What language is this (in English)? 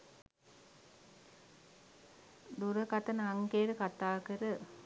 Sinhala